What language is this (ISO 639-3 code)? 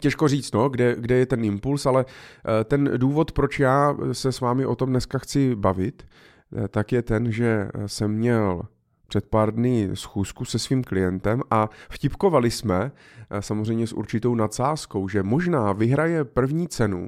ces